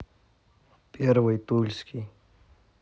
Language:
Russian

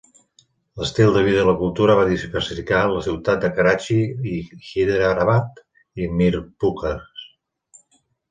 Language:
Catalan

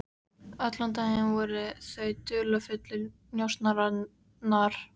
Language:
Icelandic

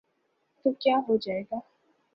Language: Urdu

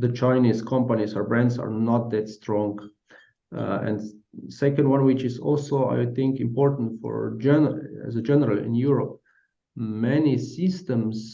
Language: English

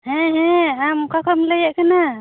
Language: Santali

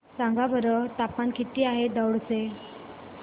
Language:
Marathi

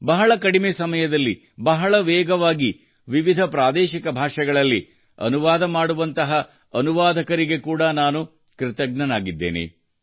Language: Kannada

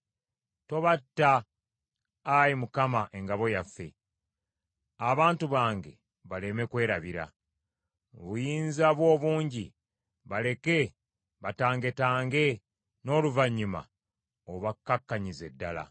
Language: Ganda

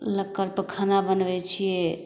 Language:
Maithili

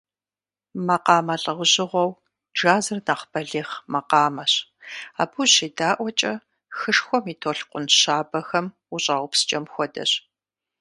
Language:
Kabardian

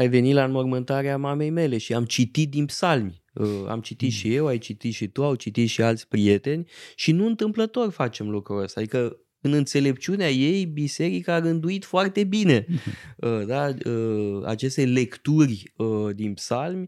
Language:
Romanian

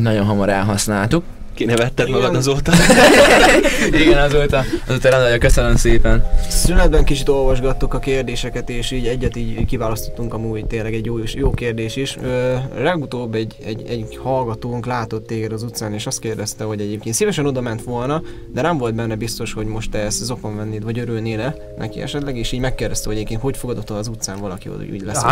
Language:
Hungarian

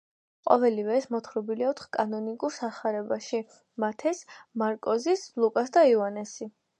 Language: Georgian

